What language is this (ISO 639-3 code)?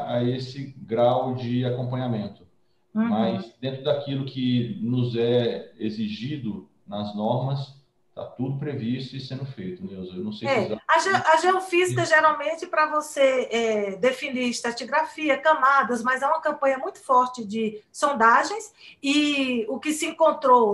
por